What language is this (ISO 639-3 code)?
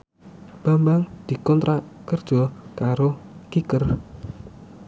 jav